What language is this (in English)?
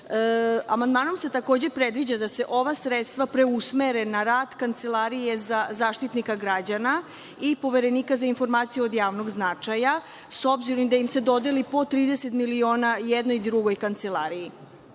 Serbian